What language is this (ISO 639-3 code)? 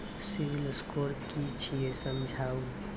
mai